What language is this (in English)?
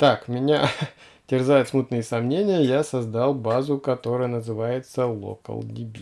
Russian